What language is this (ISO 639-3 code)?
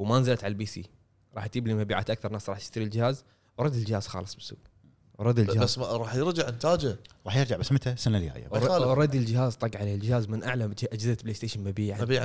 ara